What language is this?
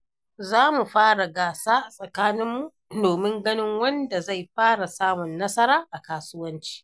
Hausa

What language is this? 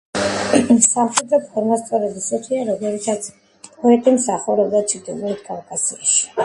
Georgian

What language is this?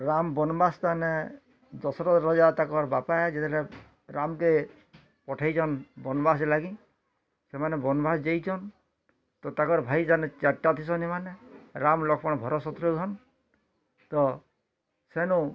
Odia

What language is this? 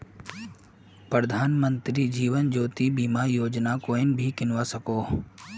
Magahi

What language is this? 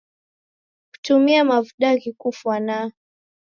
Taita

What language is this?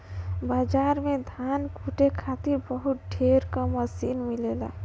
Bhojpuri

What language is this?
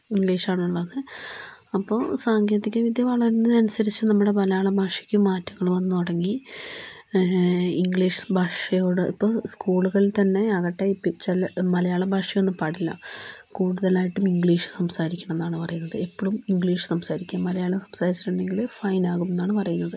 Malayalam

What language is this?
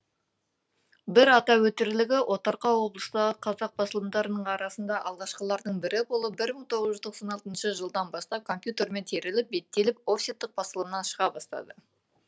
Kazakh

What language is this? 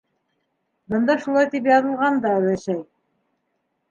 Bashkir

